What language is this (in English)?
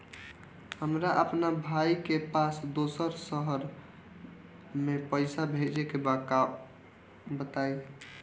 Bhojpuri